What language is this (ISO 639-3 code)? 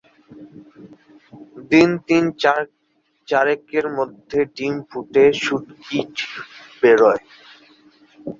ben